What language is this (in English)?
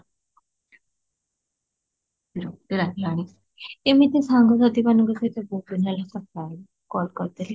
Odia